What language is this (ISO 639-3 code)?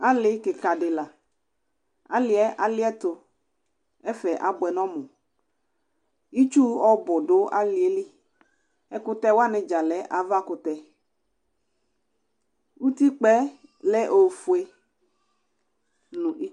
kpo